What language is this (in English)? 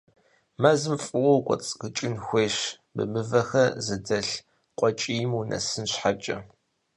Kabardian